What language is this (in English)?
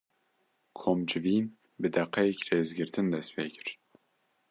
Kurdish